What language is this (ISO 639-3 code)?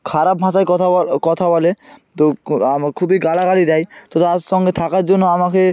ben